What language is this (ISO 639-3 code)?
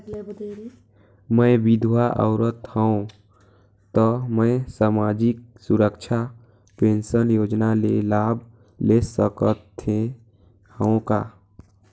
hne